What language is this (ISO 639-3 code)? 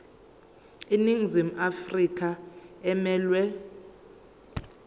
zul